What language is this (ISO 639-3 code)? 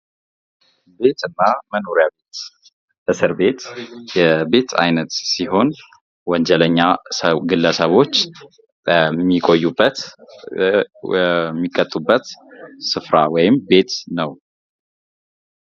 amh